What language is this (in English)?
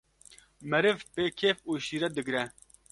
Kurdish